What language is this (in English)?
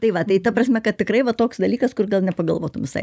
Lithuanian